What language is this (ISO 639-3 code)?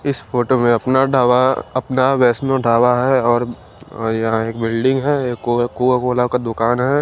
hin